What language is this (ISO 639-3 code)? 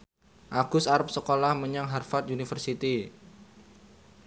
jav